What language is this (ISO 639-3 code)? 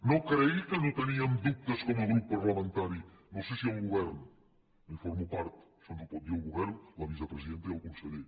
cat